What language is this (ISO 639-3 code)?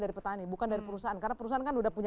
ind